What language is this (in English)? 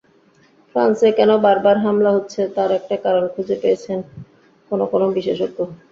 Bangla